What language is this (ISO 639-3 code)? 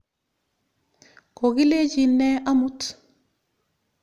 kln